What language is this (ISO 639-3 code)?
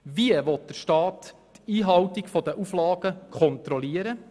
gsw